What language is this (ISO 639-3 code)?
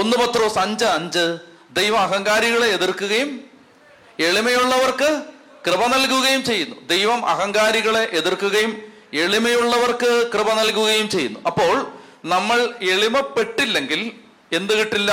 mal